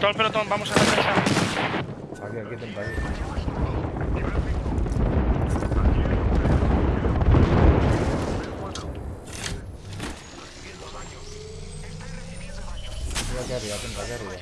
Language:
Spanish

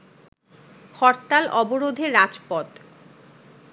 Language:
Bangla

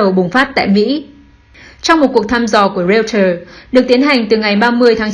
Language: Vietnamese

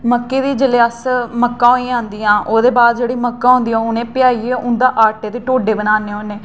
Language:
Dogri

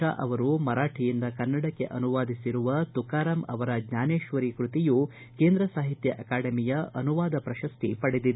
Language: Kannada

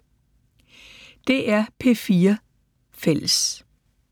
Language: Danish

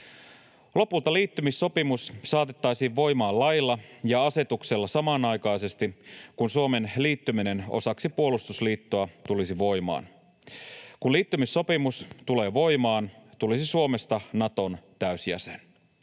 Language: Finnish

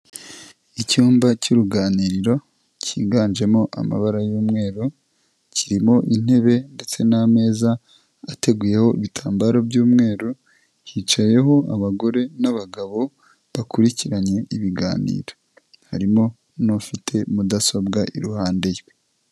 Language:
Kinyarwanda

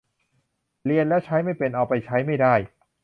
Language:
Thai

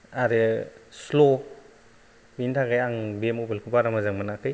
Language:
Bodo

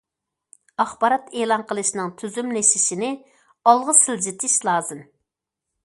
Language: Uyghur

